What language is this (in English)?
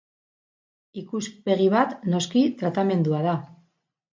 Basque